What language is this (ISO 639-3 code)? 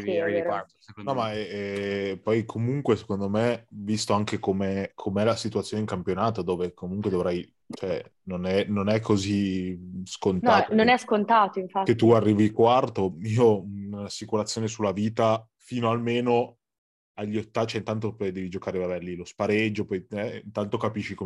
ita